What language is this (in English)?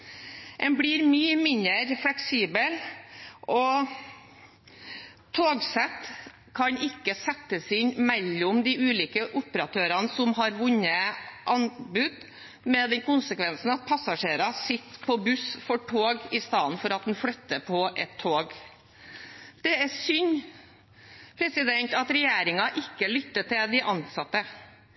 Norwegian Bokmål